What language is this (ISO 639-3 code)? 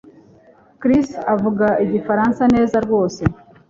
kin